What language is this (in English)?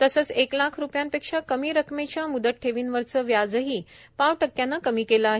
Marathi